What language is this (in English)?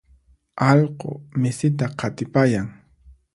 Puno Quechua